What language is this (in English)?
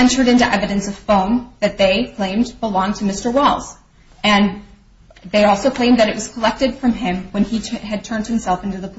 English